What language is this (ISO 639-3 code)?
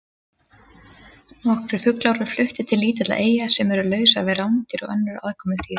isl